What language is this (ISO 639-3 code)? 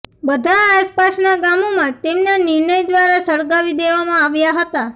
guj